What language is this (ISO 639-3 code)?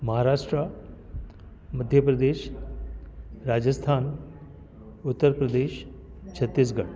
snd